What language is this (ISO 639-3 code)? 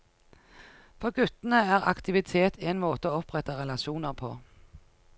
nor